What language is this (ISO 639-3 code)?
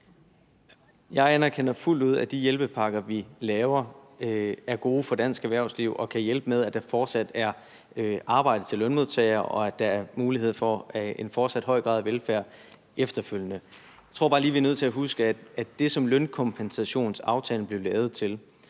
dan